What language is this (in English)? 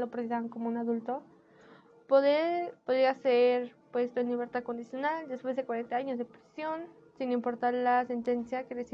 Spanish